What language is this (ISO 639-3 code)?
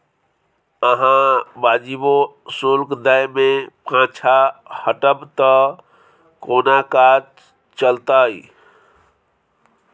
mai